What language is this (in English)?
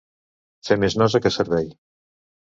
Catalan